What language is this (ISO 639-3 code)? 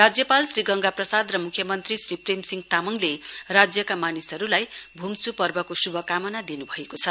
nep